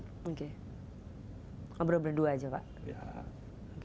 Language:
Indonesian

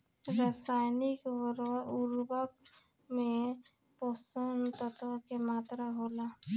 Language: Bhojpuri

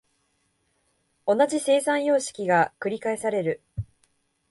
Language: Japanese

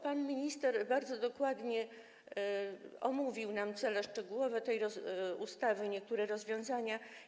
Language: Polish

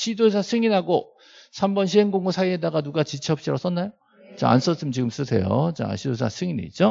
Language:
Korean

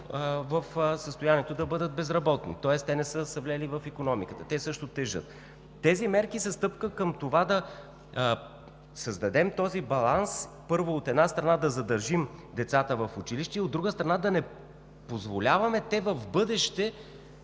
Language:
Bulgarian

